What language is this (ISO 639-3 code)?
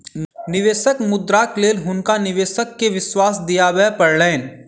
mai